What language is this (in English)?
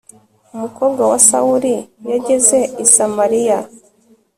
Kinyarwanda